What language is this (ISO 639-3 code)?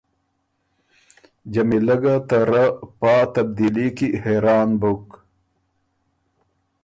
oru